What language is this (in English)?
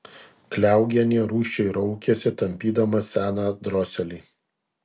Lithuanian